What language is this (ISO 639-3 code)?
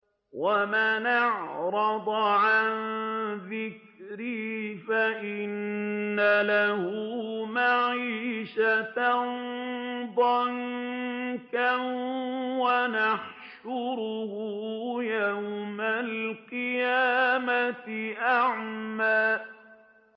ara